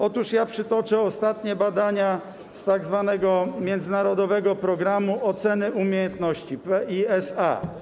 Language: Polish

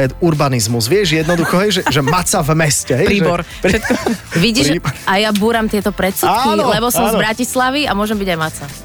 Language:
Slovak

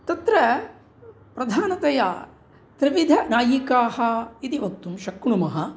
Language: Sanskrit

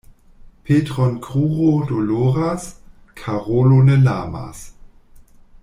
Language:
Esperanto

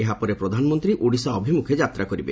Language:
Odia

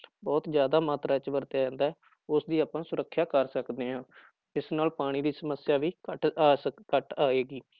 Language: Punjabi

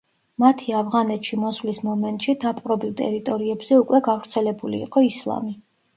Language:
Georgian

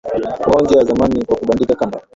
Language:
Swahili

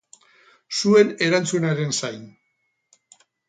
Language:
Basque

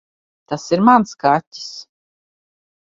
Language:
Latvian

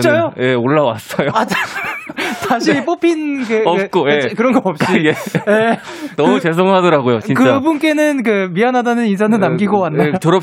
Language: Korean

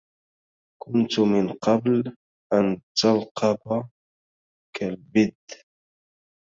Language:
Arabic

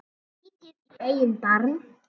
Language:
Icelandic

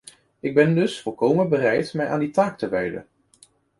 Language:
Dutch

